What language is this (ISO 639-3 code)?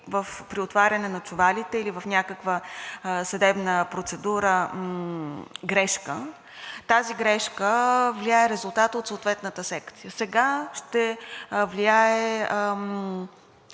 bul